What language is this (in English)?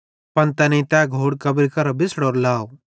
Bhadrawahi